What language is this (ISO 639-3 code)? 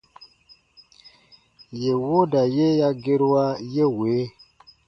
bba